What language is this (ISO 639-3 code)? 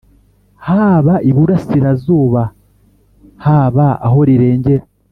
kin